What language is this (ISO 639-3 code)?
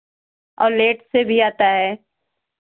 hin